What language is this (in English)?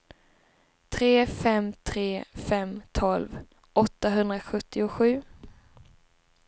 Swedish